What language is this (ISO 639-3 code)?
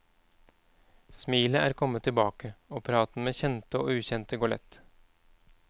nor